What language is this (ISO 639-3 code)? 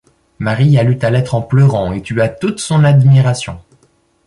fra